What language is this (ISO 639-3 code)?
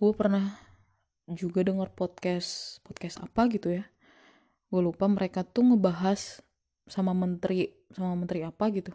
ind